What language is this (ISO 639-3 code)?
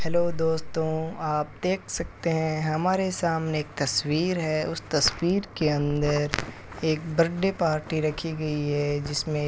hin